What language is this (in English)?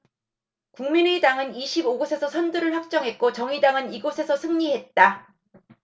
Korean